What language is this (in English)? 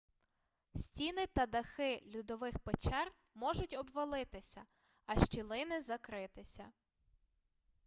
Ukrainian